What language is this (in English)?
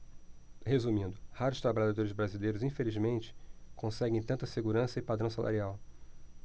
Portuguese